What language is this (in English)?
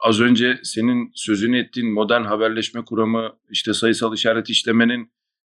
Turkish